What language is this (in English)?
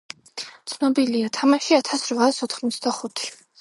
Georgian